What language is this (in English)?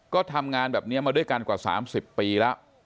Thai